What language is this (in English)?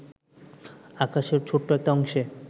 Bangla